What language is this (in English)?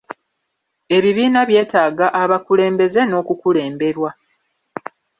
Ganda